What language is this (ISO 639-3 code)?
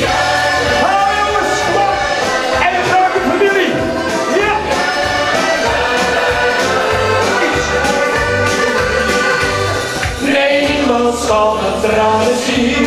nld